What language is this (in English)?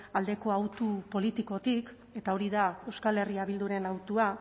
Basque